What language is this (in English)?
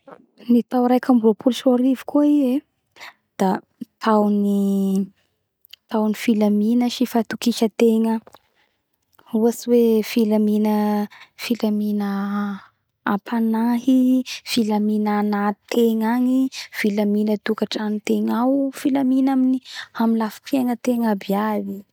Bara Malagasy